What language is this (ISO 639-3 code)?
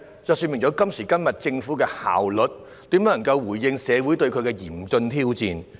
yue